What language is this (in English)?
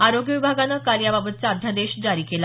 Marathi